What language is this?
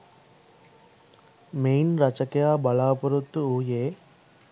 Sinhala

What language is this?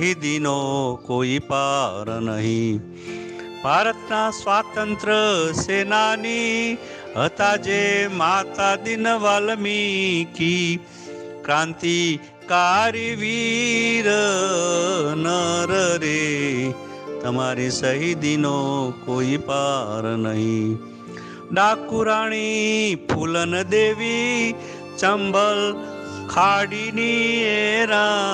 Gujarati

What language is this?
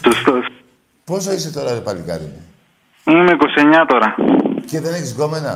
Greek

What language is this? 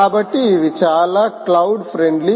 Telugu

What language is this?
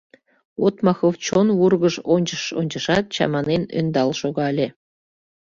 Mari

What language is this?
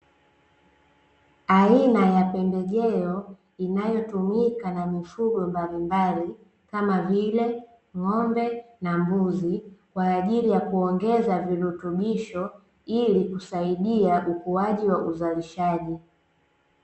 Swahili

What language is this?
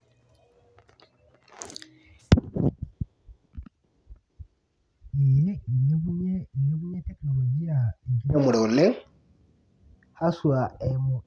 Masai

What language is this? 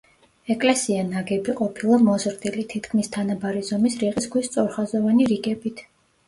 Georgian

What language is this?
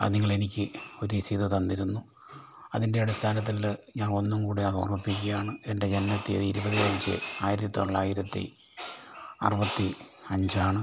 Malayalam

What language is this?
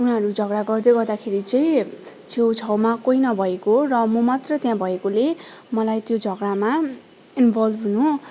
Nepali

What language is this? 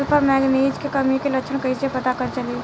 Bhojpuri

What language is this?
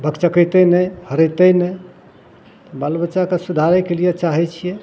Maithili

